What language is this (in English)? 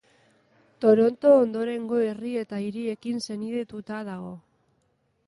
Basque